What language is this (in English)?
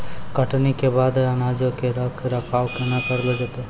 Maithili